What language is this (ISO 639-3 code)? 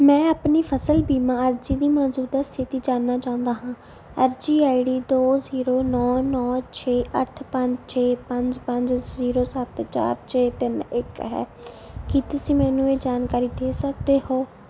pan